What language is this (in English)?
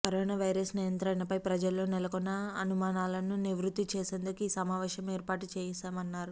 Telugu